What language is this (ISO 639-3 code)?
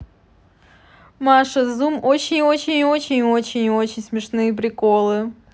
rus